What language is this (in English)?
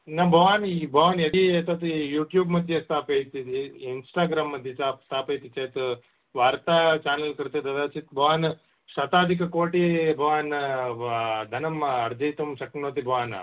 Sanskrit